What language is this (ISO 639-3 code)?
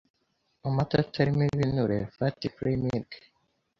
kin